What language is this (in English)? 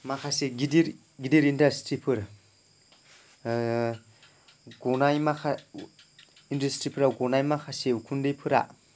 Bodo